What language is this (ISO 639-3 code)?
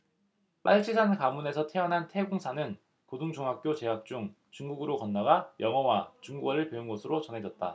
kor